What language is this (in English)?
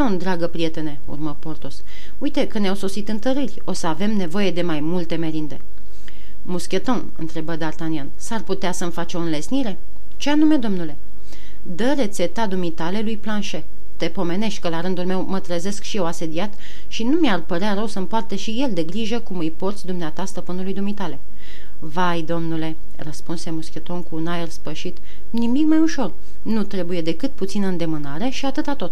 Romanian